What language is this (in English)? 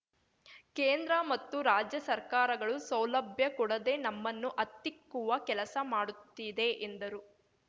Kannada